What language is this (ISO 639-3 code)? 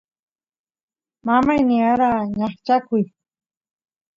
qus